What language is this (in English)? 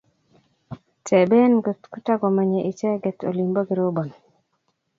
Kalenjin